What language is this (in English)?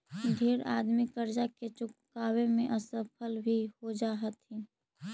Magahi